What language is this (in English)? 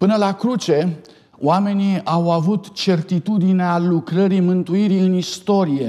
Romanian